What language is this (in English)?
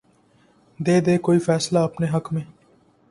Urdu